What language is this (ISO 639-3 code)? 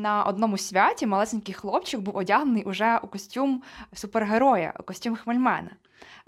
ukr